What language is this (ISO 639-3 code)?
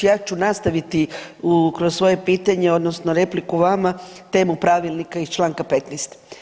hrv